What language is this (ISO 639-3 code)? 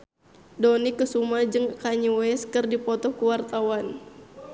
sun